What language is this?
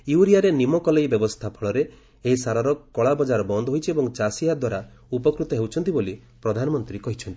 Odia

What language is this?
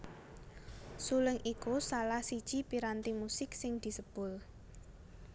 Javanese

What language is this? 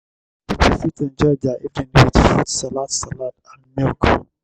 Nigerian Pidgin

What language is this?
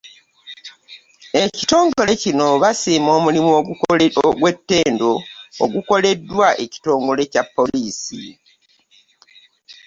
Ganda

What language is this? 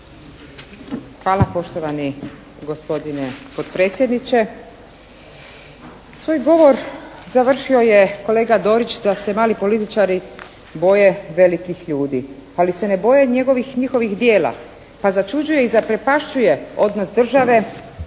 Croatian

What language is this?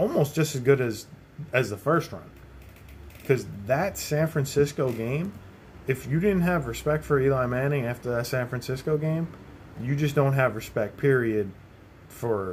English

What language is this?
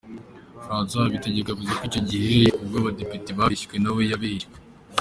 Kinyarwanda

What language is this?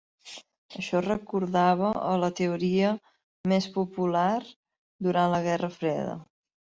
Catalan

